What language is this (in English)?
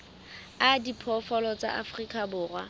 Southern Sotho